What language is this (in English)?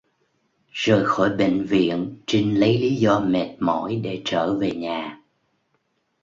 Vietnamese